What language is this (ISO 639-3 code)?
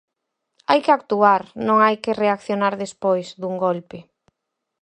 glg